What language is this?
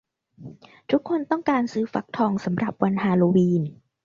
Thai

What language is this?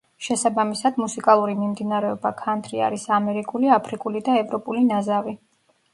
Georgian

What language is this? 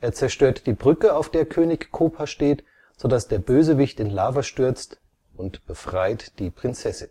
German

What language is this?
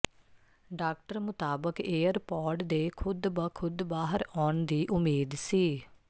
Punjabi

